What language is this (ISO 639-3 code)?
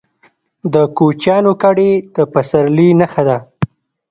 pus